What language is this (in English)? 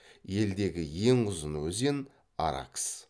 Kazakh